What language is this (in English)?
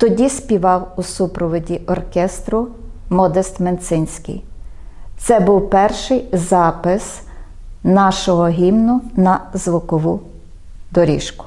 Ukrainian